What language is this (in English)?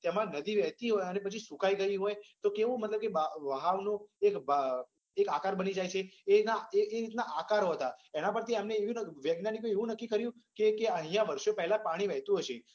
Gujarati